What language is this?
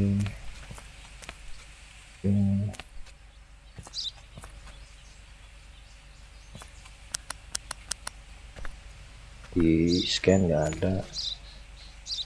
Indonesian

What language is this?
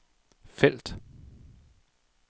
Danish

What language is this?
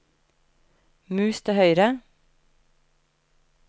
Norwegian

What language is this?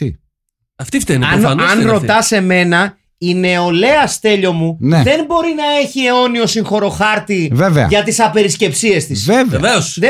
Greek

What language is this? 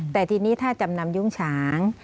Thai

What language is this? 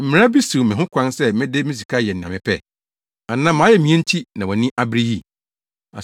Akan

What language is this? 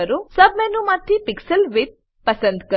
Gujarati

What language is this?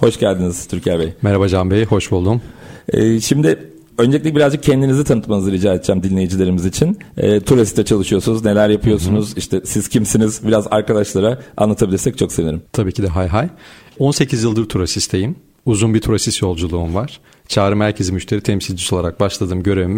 Turkish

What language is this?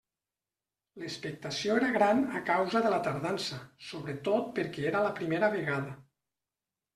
Catalan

